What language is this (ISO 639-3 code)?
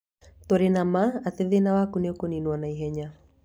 kik